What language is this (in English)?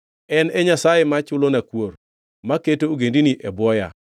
Luo (Kenya and Tanzania)